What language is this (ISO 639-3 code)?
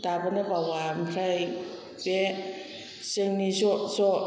brx